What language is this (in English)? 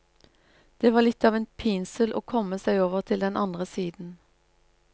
Norwegian